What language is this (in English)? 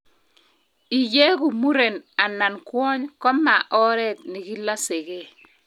Kalenjin